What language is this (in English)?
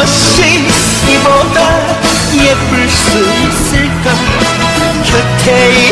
Korean